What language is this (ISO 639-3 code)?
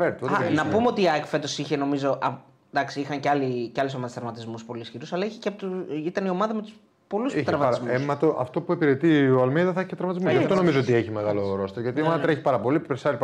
ell